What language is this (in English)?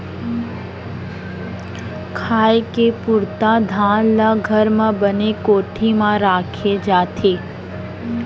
Chhattisgarhi